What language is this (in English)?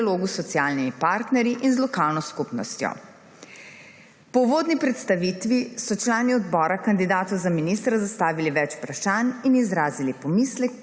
Slovenian